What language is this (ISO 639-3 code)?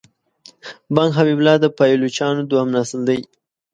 pus